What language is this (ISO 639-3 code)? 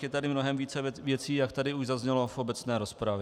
ces